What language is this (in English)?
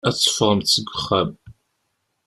Kabyle